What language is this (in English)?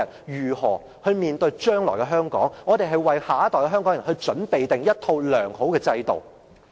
Cantonese